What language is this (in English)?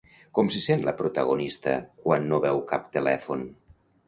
Catalan